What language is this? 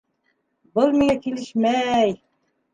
Bashkir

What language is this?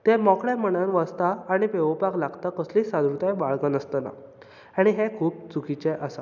Konkani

